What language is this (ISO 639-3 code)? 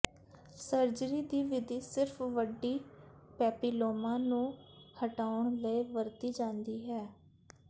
pan